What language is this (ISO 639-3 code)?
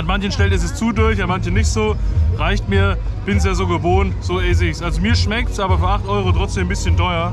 deu